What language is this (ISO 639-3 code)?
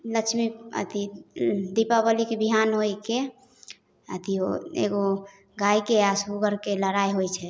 mai